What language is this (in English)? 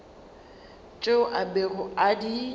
Northern Sotho